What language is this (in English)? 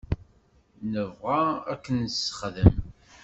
Kabyle